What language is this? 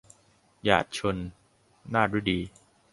Thai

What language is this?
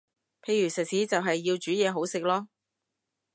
Cantonese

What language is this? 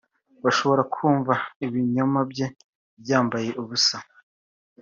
Kinyarwanda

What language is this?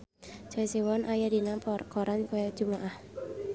Sundanese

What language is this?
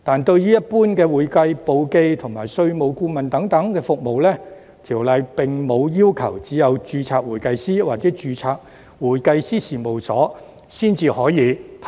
Cantonese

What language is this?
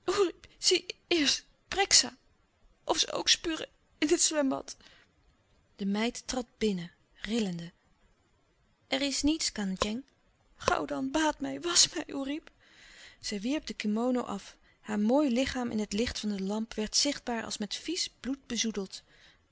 Dutch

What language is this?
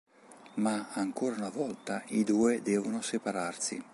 Italian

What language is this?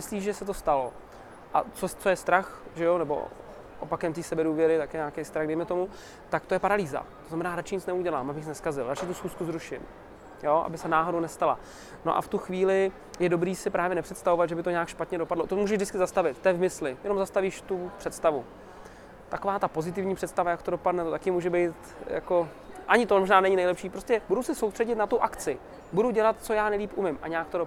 Czech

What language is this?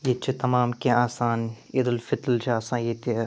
Kashmiri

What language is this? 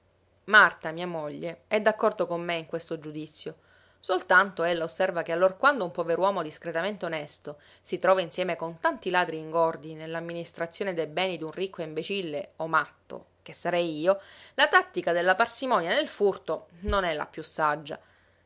Italian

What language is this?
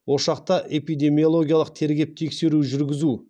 Kazakh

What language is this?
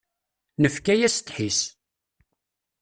Kabyle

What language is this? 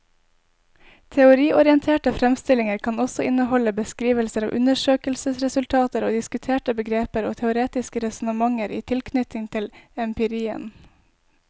Norwegian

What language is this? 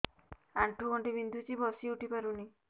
Odia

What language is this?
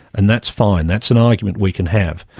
English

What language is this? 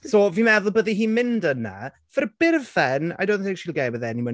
Welsh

